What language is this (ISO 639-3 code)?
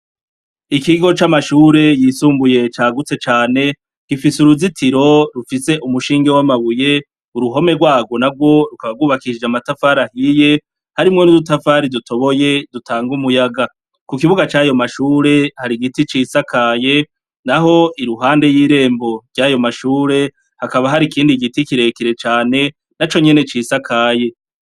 run